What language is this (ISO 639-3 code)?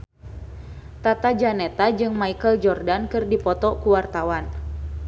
sun